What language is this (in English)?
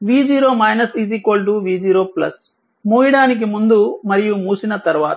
Telugu